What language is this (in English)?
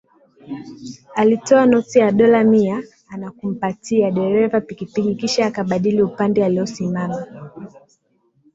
Swahili